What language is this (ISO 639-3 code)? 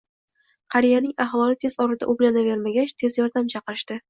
uzb